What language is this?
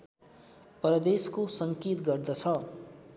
Nepali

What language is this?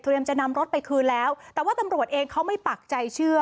Thai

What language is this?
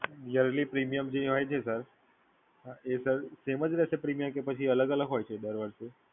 Gujarati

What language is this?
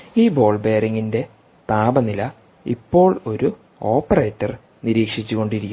Malayalam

